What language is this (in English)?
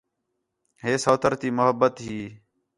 Khetrani